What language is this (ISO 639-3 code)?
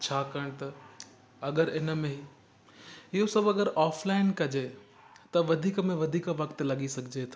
snd